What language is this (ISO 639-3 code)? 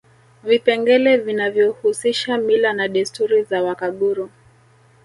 swa